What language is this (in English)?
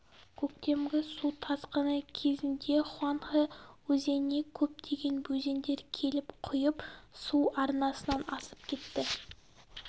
Kazakh